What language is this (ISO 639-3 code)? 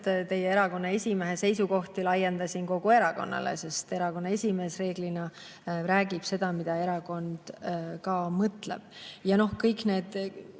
est